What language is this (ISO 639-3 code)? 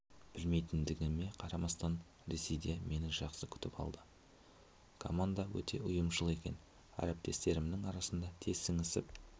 kaz